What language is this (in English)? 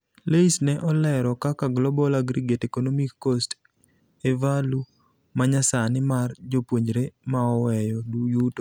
Luo (Kenya and Tanzania)